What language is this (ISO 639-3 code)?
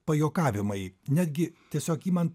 lit